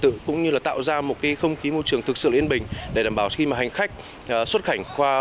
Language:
Vietnamese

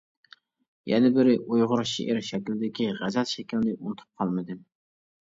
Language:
Uyghur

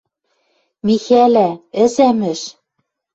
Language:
Western Mari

